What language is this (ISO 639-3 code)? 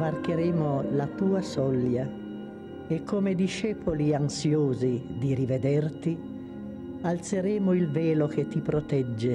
ita